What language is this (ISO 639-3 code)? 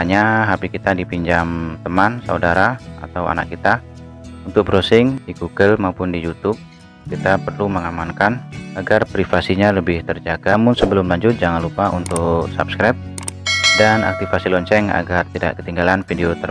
ind